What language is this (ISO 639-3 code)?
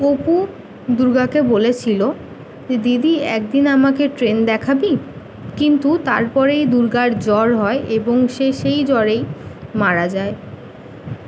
ben